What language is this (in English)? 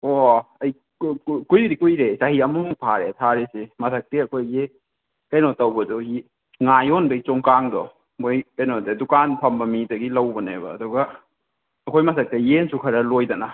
Manipuri